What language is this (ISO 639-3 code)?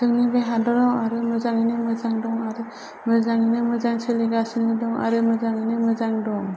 brx